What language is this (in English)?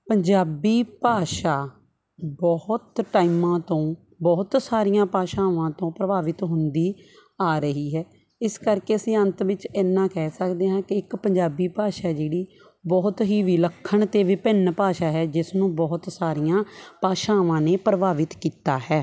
Punjabi